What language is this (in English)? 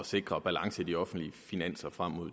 Danish